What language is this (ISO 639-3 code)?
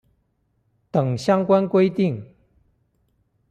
zho